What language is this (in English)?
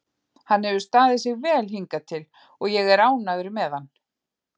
Icelandic